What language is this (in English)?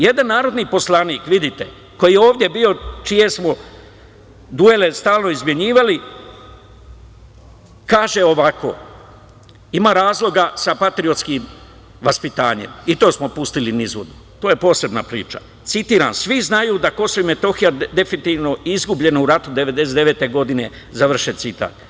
Serbian